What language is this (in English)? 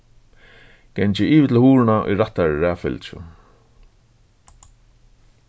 Faroese